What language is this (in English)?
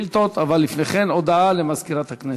Hebrew